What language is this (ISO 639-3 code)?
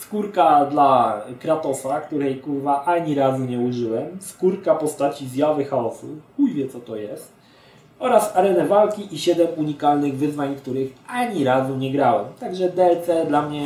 pol